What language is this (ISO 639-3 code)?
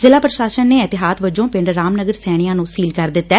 pan